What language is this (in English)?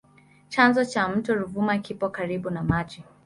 Swahili